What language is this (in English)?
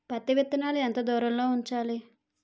Telugu